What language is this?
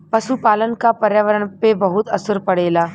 Bhojpuri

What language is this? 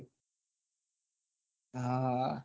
Gujarati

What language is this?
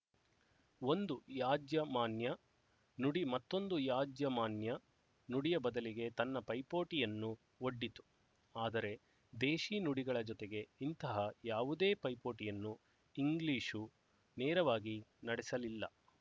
Kannada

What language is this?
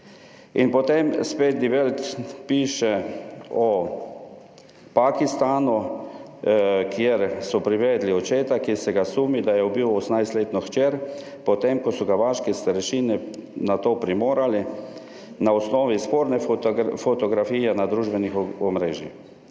Slovenian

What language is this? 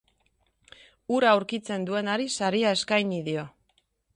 Basque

